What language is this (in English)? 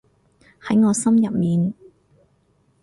Cantonese